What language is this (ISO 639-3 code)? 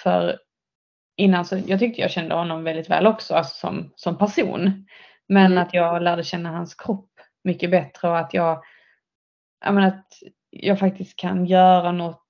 swe